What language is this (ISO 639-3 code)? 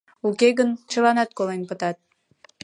chm